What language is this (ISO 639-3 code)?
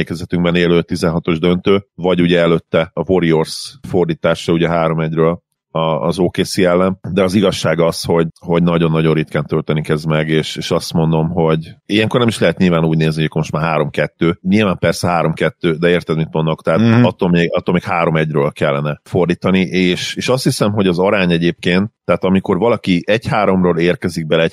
hun